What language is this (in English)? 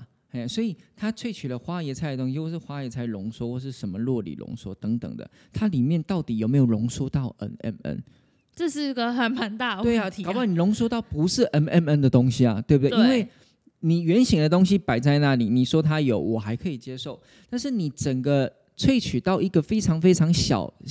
Chinese